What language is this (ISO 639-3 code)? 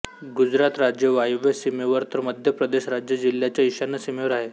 mar